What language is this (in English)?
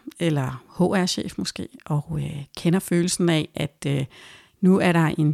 Danish